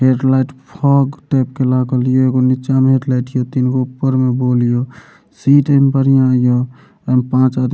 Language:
Maithili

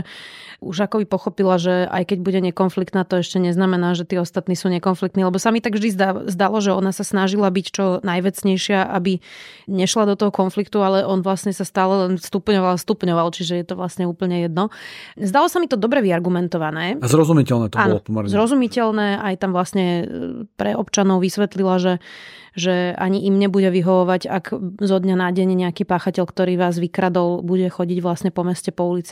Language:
Slovak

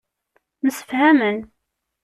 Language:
Kabyle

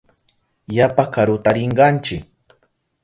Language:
Southern Pastaza Quechua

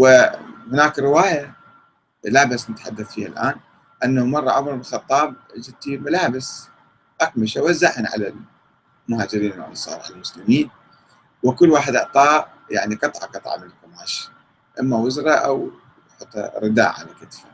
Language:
Arabic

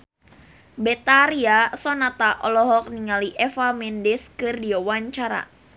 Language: Sundanese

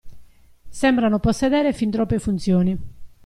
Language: Italian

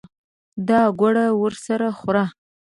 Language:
Pashto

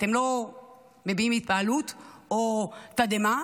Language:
Hebrew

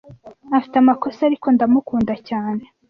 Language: Kinyarwanda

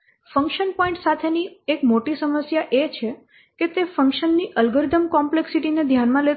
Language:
Gujarati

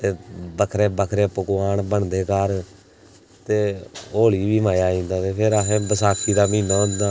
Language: Dogri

